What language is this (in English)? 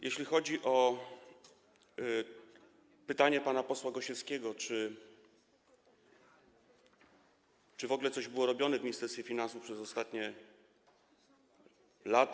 Polish